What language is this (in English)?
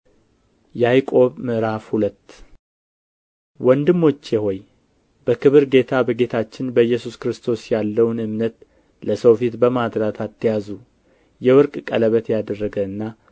Amharic